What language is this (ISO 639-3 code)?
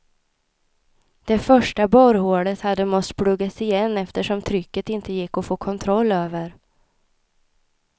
swe